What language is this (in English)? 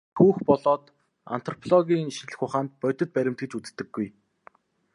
Mongolian